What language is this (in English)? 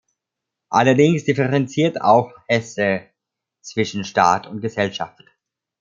German